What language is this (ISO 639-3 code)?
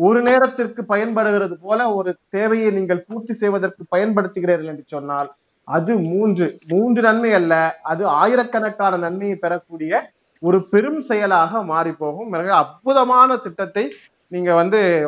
tam